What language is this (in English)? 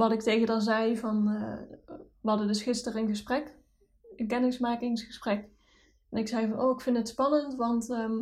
Dutch